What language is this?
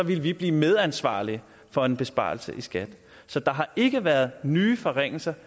Danish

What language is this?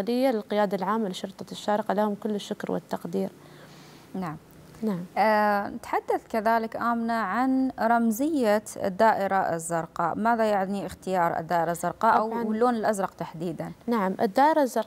Arabic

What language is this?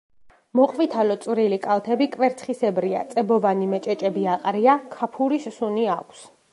Georgian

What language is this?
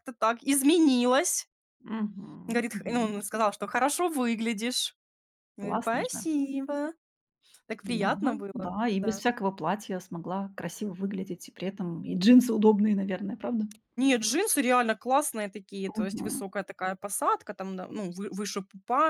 Russian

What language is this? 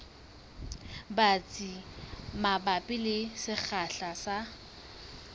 Southern Sotho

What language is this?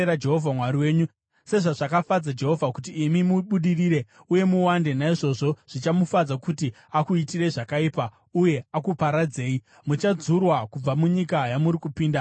Shona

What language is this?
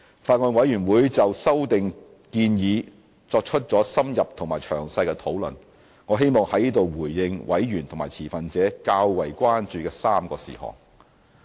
Cantonese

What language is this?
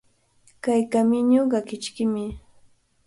Cajatambo North Lima Quechua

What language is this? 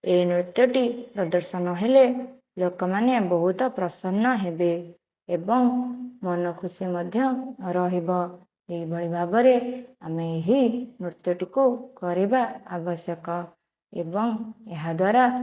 Odia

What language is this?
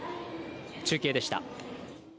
Japanese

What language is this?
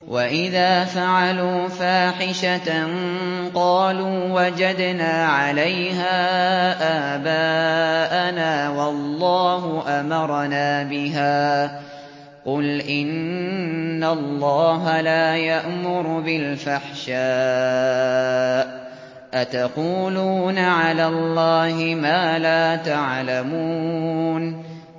Arabic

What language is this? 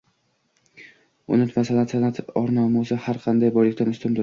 Uzbek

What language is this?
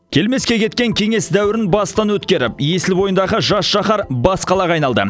Kazakh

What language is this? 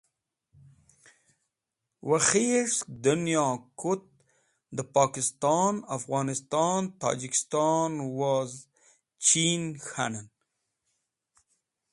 Wakhi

